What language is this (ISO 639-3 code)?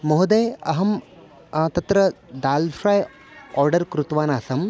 san